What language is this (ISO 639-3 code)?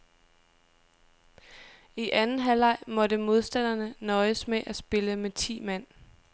dan